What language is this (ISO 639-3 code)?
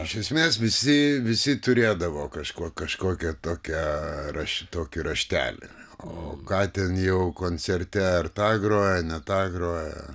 lit